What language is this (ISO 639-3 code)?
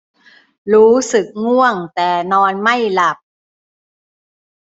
tha